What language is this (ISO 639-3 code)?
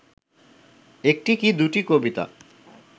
ben